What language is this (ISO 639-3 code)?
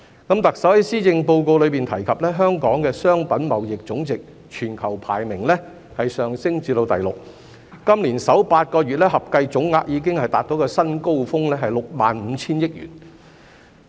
yue